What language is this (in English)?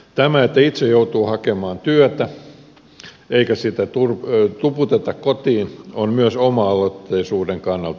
Finnish